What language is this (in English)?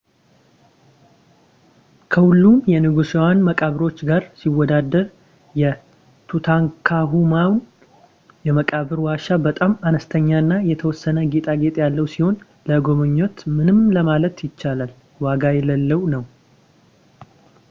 Amharic